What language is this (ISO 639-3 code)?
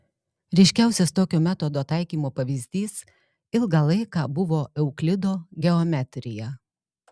lit